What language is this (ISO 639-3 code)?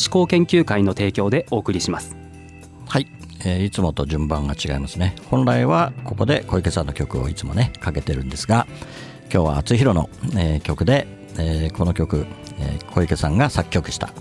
jpn